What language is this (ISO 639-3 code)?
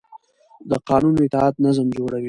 pus